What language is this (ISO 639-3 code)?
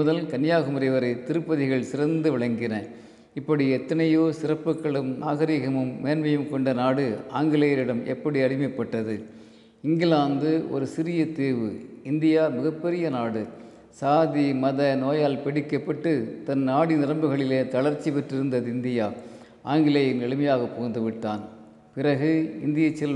tam